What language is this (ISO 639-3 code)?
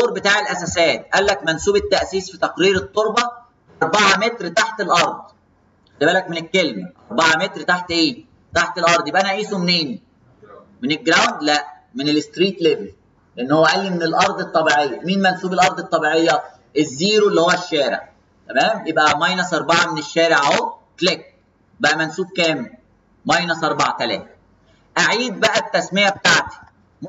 ara